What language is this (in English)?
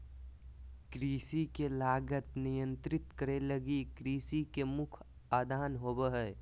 Magahi